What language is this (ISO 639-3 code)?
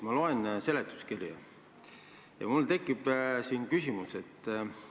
est